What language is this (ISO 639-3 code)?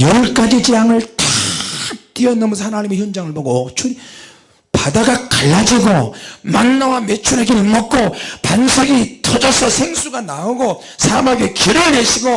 kor